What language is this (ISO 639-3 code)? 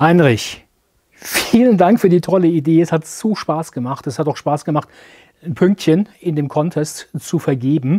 deu